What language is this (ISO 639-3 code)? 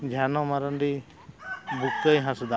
sat